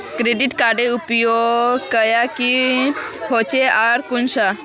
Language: Magahi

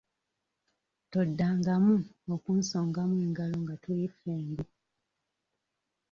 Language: Ganda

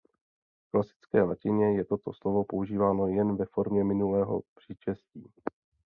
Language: Czech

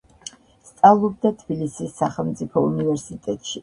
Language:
Georgian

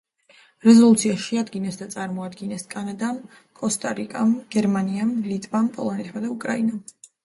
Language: Georgian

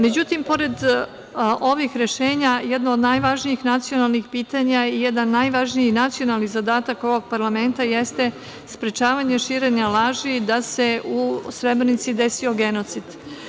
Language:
Serbian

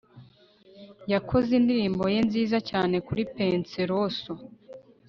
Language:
Kinyarwanda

